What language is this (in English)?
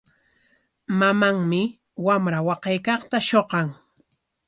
Corongo Ancash Quechua